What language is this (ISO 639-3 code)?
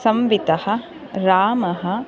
san